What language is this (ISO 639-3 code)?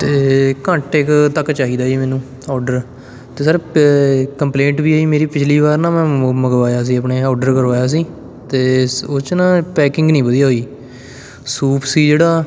pan